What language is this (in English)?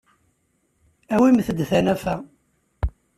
Kabyle